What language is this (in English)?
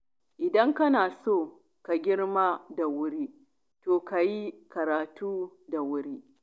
Hausa